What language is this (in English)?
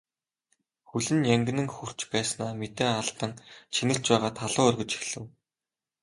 Mongolian